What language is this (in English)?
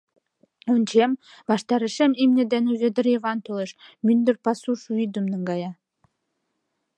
Mari